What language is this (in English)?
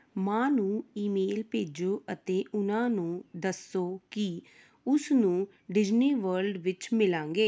Punjabi